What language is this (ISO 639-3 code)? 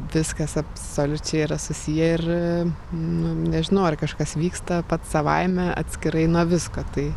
lit